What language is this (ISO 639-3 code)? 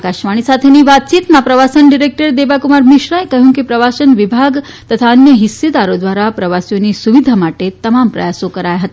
guj